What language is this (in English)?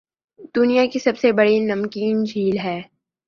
Urdu